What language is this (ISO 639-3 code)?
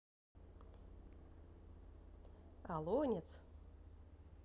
rus